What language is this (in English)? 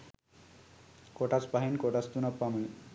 Sinhala